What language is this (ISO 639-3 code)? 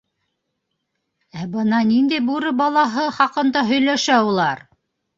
bak